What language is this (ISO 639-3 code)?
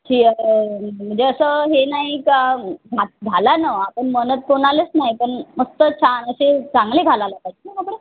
mar